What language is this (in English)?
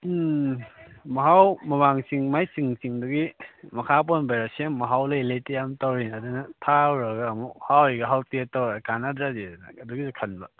Manipuri